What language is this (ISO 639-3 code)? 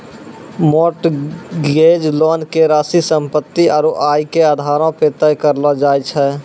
mai